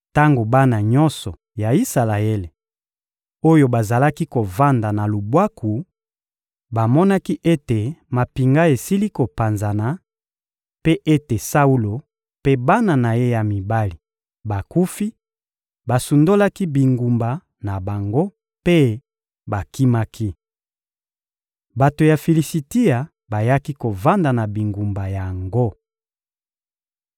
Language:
Lingala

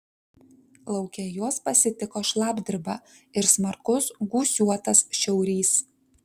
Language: Lithuanian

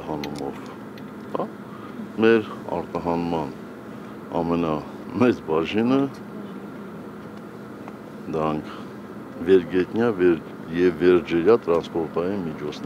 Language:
Romanian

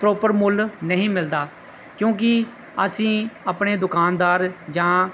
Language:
Punjabi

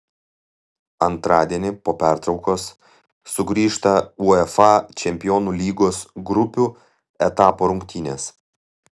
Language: Lithuanian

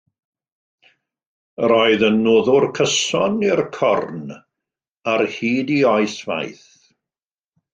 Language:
Welsh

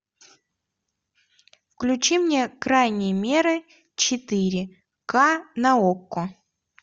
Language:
Russian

